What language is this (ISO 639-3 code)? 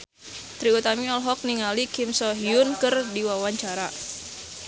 sun